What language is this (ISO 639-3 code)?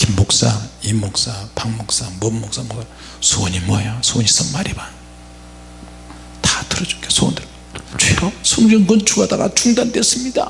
kor